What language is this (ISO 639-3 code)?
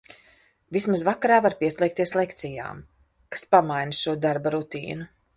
lav